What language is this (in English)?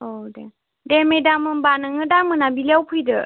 Bodo